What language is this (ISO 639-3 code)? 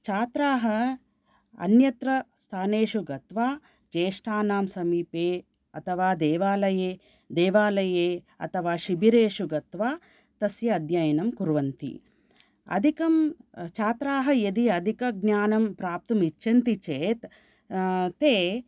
san